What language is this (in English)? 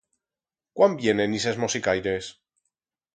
Aragonese